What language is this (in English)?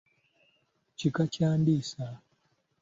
Ganda